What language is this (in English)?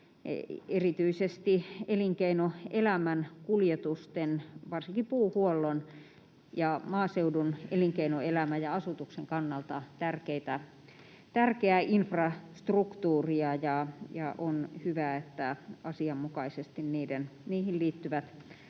Finnish